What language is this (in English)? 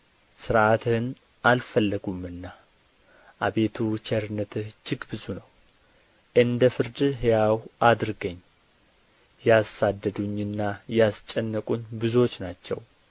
Amharic